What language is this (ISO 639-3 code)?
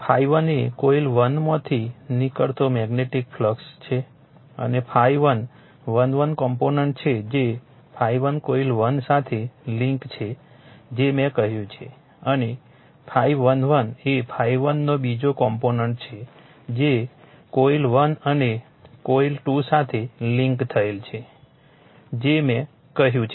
guj